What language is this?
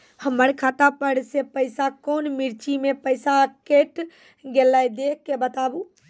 Maithili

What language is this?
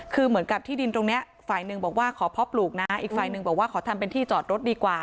Thai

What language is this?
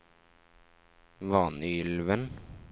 Norwegian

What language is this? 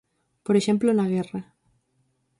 Galician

